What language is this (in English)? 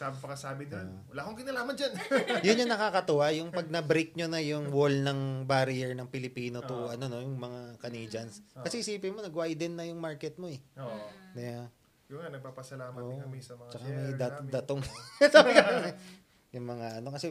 Filipino